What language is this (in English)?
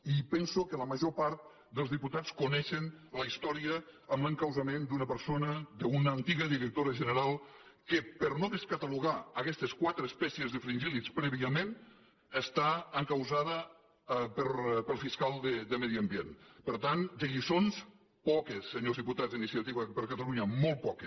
Catalan